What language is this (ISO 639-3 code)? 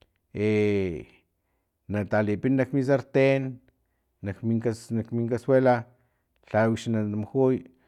tlp